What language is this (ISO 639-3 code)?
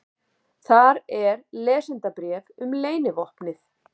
isl